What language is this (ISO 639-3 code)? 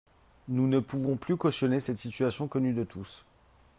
fra